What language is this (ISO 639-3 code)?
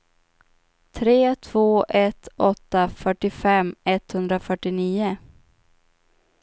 swe